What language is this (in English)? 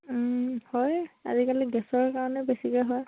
Assamese